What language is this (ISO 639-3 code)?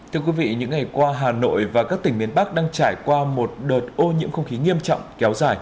vie